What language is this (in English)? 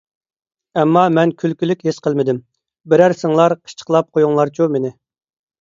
Uyghur